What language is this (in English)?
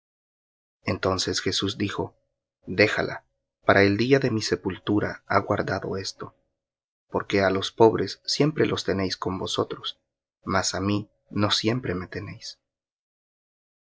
Spanish